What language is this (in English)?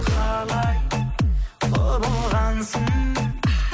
Kazakh